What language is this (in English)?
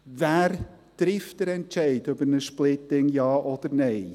Swiss German